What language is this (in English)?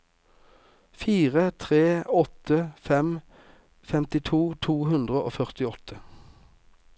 Norwegian